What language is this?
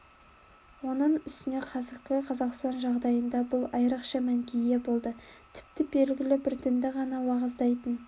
Kazakh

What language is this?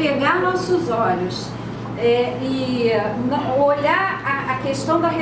Portuguese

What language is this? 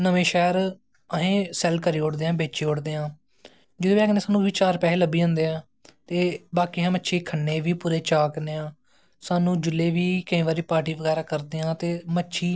Dogri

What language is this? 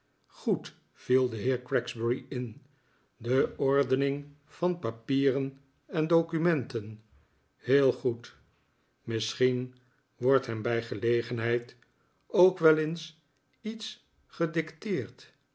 Dutch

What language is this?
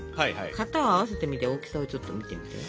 Japanese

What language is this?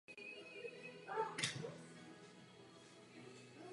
Czech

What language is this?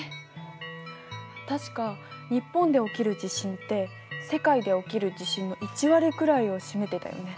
Japanese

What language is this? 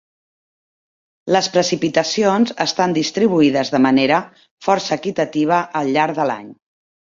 Catalan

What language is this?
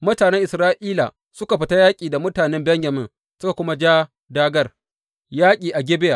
Hausa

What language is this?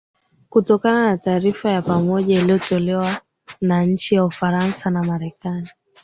Swahili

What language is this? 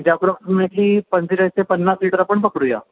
Marathi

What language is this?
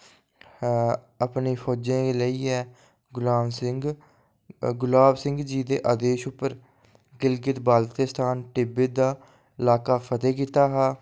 Dogri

